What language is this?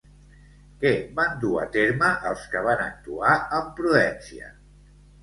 Catalan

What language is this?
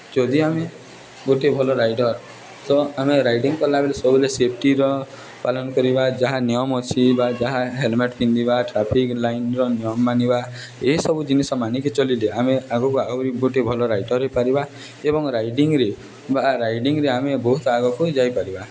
Odia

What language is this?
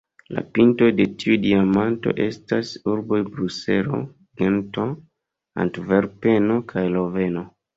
Esperanto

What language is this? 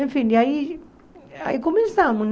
Portuguese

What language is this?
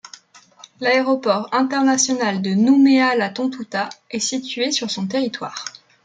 French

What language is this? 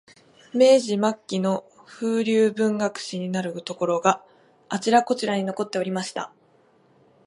Japanese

